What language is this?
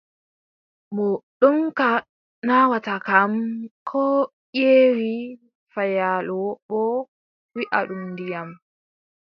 Adamawa Fulfulde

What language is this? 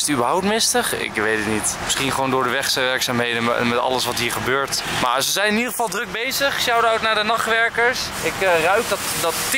Dutch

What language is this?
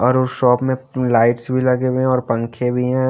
Hindi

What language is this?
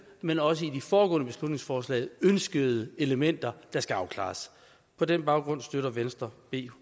Danish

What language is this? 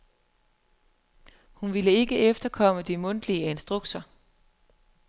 Danish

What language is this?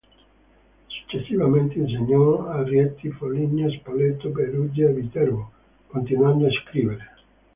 Italian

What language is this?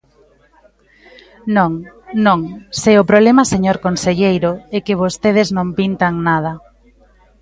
Galician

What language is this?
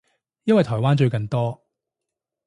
Cantonese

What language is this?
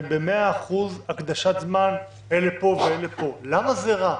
Hebrew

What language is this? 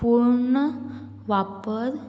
Konkani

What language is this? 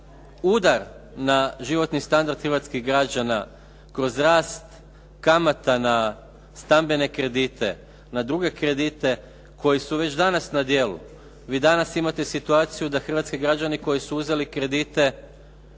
Croatian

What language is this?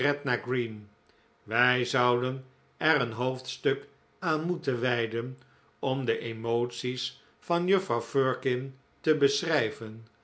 Dutch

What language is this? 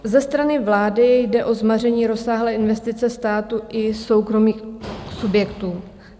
Czech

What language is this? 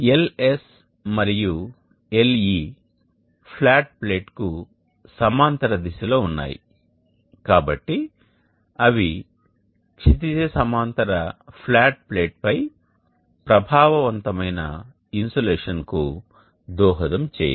Telugu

